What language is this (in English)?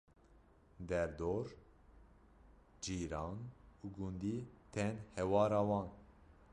Kurdish